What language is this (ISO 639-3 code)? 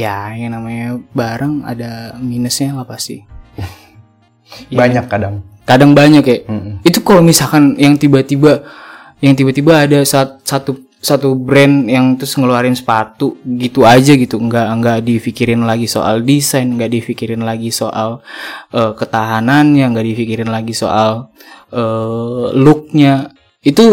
ind